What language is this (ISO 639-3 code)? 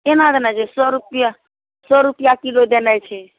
mai